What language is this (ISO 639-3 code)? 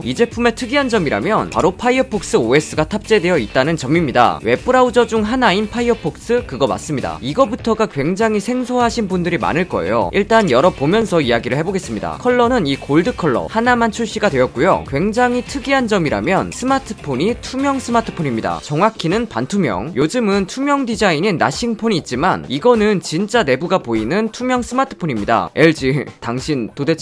kor